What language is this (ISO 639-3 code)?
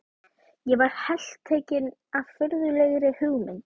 isl